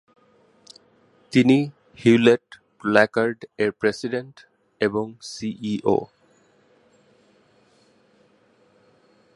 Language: Bangla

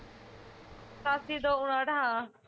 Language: Punjabi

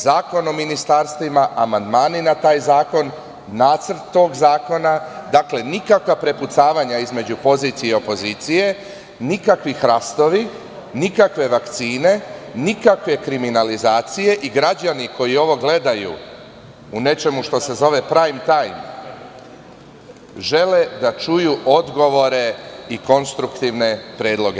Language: Serbian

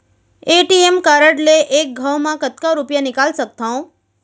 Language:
Chhattisgarhi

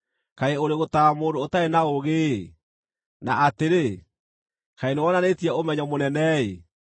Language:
Kikuyu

